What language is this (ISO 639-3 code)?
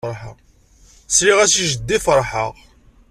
kab